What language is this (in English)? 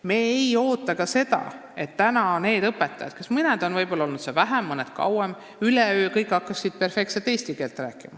Estonian